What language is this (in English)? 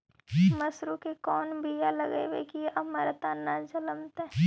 Magahi